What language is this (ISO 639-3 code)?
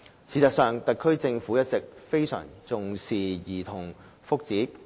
yue